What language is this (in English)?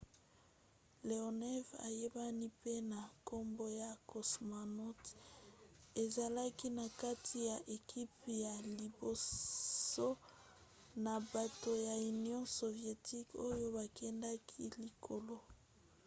Lingala